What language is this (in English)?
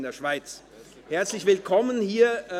Swiss German